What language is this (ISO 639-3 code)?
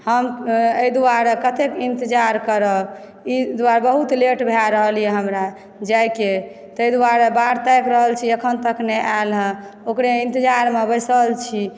mai